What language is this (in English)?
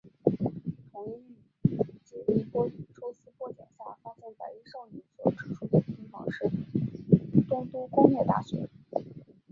Chinese